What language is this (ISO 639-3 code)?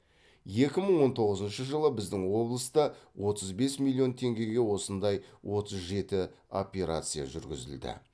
kaz